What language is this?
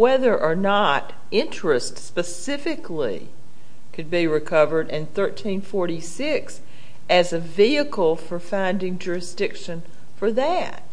English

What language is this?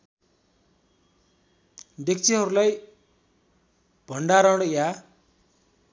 Nepali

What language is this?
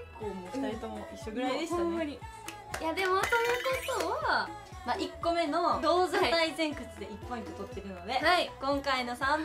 Japanese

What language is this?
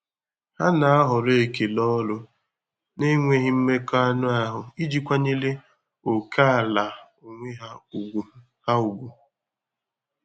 Igbo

